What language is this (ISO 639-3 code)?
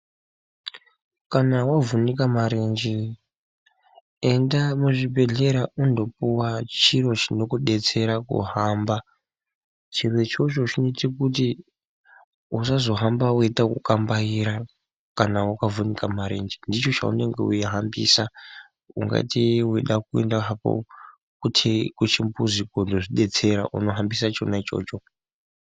ndc